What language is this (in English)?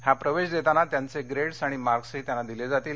Marathi